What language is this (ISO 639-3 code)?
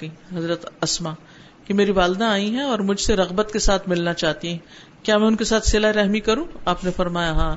urd